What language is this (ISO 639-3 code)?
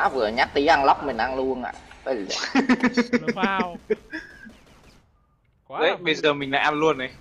vie